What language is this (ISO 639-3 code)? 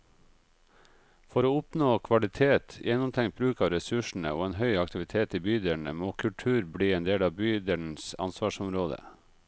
nor